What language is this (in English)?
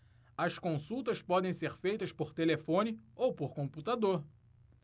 Portuguese